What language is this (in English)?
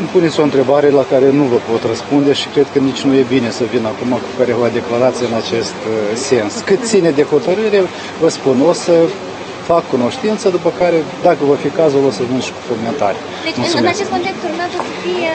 Romanian